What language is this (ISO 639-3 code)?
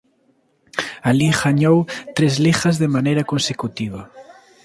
glg